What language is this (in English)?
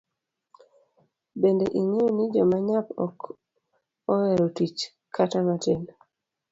Luo (Kenya and Tanzania)